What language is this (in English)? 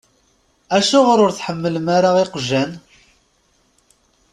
Kabyle